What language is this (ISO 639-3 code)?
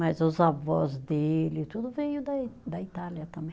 por